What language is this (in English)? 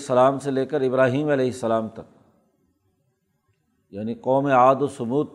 Urdu